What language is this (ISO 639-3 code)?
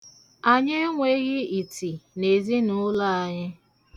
ibo